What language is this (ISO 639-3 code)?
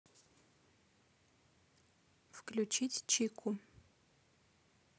rus